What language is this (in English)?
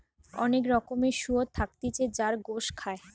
Bangla